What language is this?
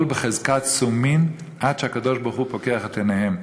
Hebrew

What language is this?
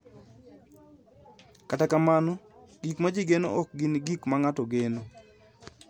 Luo (Kenya and Tanzania)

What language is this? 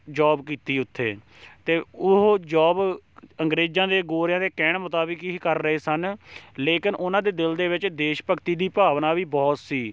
Punjabi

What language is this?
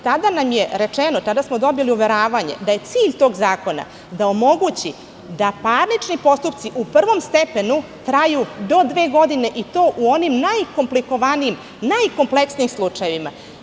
Serbian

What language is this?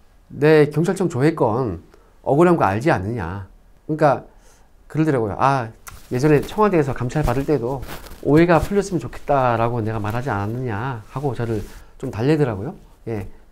Korean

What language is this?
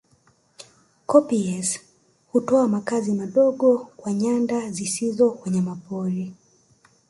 Swahili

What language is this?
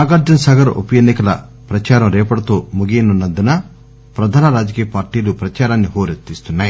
Telugu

